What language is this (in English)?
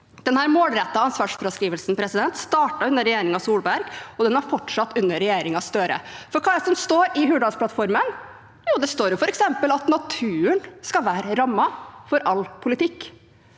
Norwegian